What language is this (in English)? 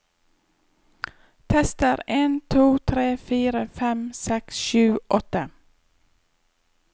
Norwegian